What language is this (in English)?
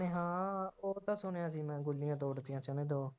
Punjabi